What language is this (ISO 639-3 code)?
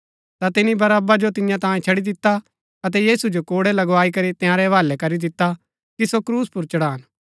gbk